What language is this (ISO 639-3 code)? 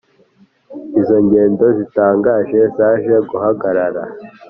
kin